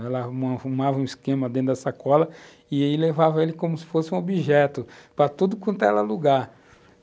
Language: Portuguese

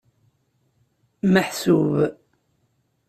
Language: Kabyle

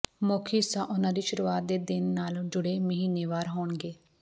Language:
Punjabi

